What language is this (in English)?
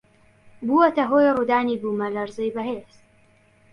Central Kurdish